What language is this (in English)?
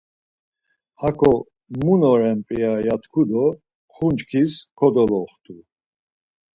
Laz